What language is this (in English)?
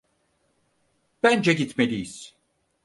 Turkish